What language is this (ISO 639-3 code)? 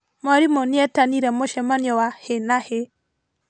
kik